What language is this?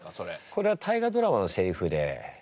Japanese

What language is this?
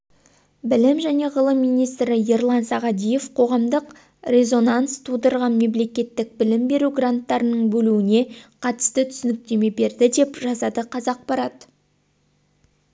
Kazakh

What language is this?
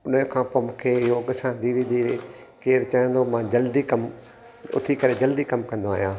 Sindhi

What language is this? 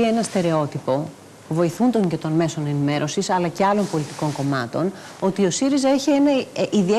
Greek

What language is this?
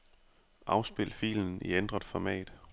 Danish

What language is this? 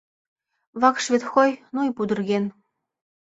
Mari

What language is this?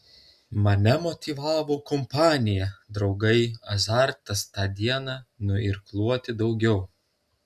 Lithuanian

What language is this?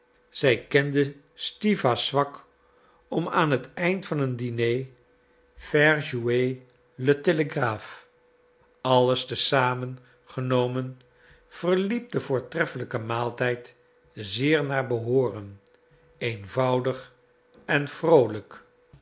Dutch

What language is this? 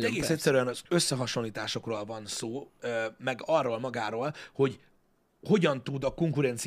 Hungarian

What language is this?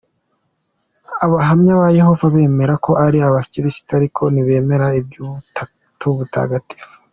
Kinyarwanda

